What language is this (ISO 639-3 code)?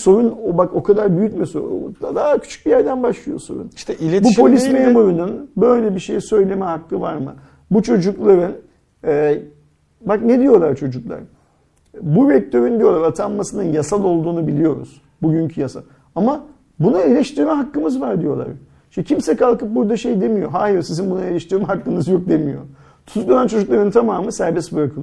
tur